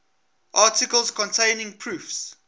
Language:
English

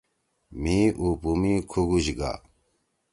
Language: Torwali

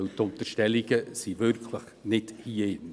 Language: Swiss German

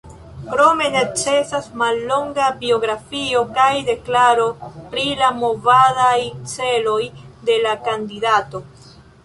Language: Esperanto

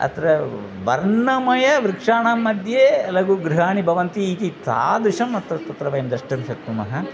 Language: Sanskrit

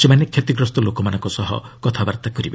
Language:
Odia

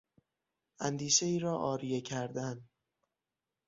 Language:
Persian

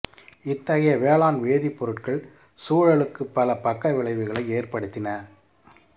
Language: Tamil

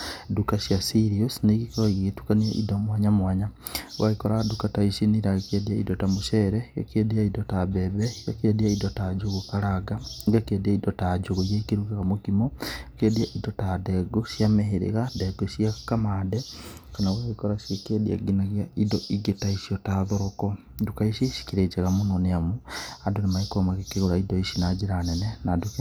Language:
Kikuyu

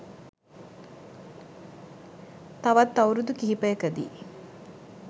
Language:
Sinhala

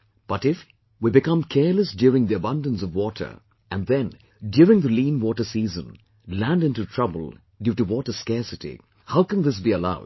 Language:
English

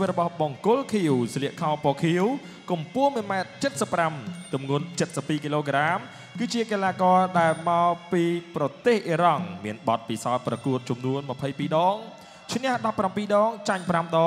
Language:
Thai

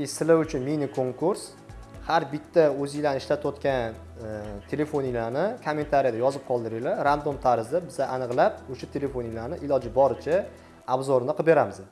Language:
Uzbek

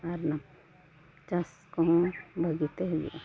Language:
Santali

